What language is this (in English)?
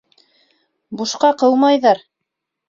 Bashkir